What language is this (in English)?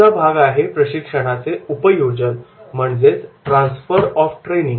Marathi